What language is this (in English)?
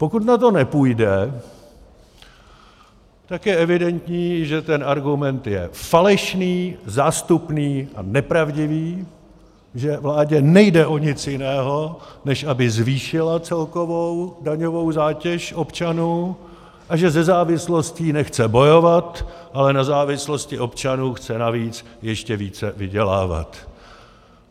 Czech